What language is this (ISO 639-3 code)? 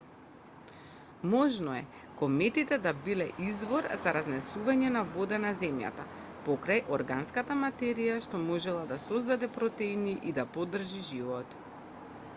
mkd